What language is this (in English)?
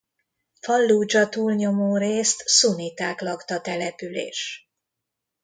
Hungarian